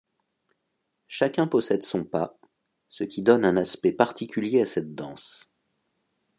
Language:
French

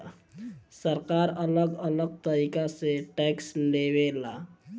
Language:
Bhojpuri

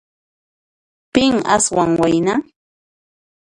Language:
Puno Quechua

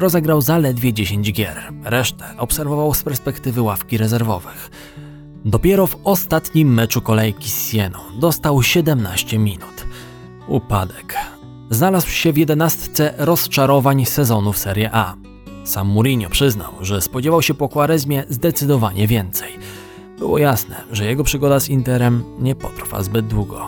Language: Polish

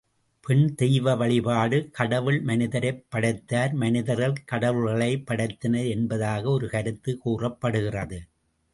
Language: Tamil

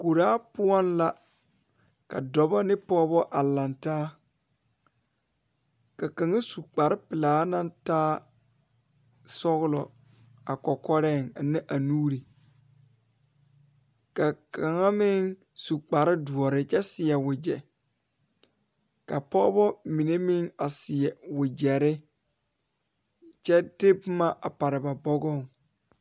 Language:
Southern Dagaare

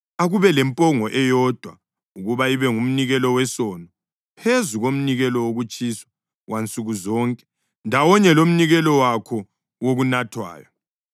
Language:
North Ndebele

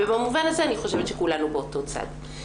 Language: Hebrew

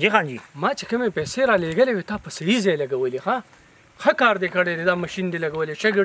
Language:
Arabic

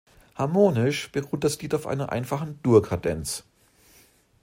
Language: German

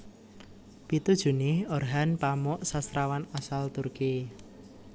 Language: Javanese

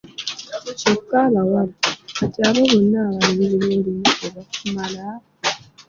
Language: Ganda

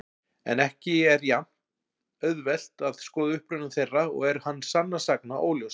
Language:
Icelandic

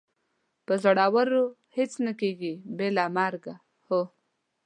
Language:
Pashto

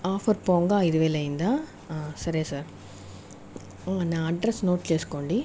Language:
Telugu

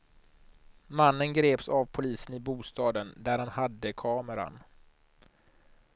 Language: Swedish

